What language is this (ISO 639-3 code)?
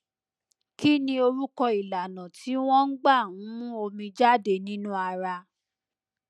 yor